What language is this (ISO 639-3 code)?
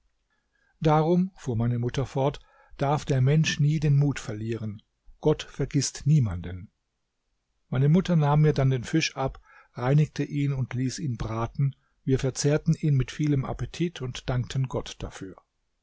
deu